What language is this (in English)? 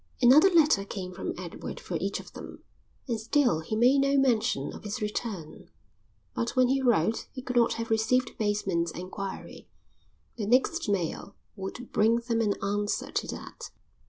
English